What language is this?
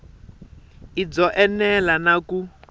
Tsonga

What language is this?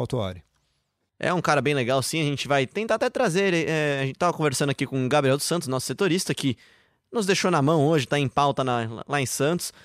Portuguese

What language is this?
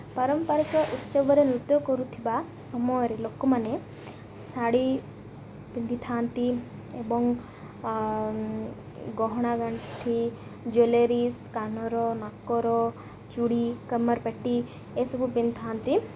Odia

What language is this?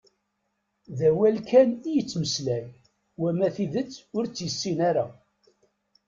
Kabyle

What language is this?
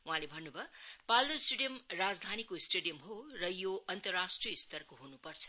Nepali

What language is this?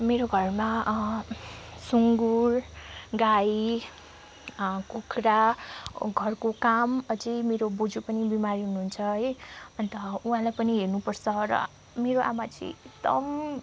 Nepali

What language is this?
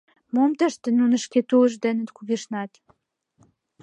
Mari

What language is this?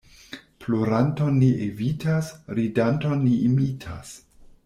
Esperanto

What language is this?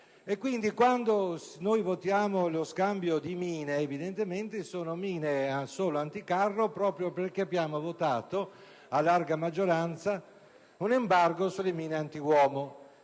Italian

